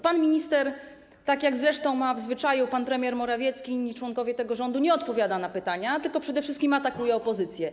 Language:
Polish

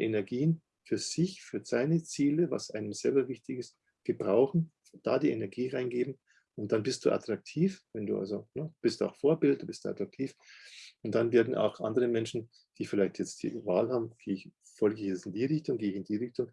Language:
German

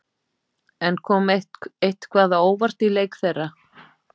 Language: Icelandic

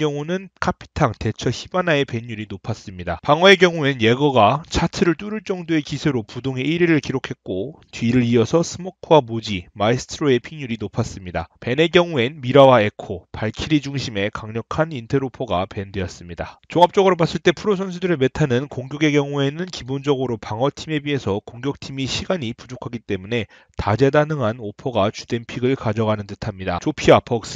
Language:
Korean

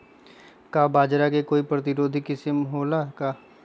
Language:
Magahi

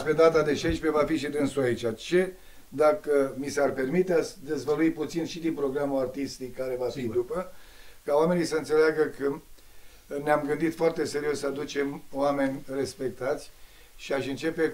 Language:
Romanian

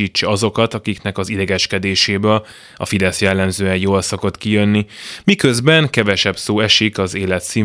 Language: Hungarian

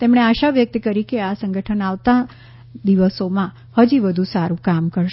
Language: Gujarati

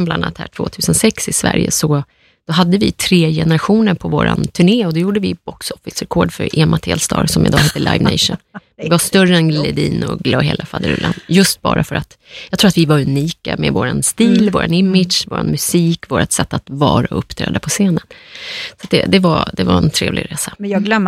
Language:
Swedish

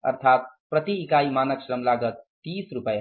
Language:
Hindi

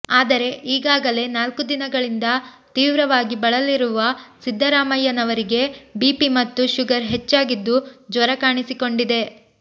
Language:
Kannada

